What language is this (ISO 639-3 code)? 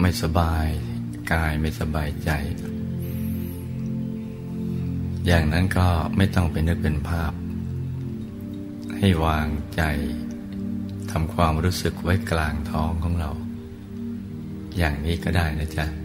tha